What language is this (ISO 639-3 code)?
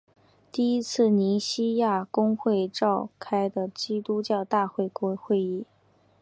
zho